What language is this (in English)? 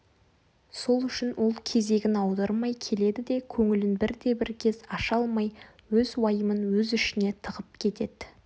Kazakh